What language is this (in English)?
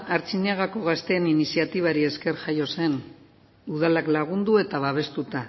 Basque